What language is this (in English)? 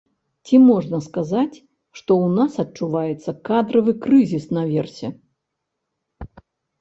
Belarusian